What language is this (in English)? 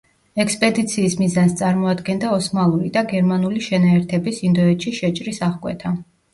Georgian